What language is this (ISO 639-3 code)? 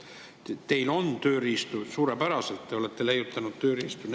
est